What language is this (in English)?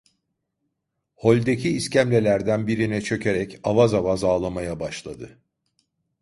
Turkish